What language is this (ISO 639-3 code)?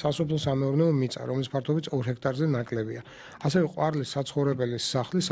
nld